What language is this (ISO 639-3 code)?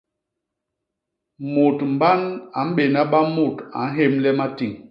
bas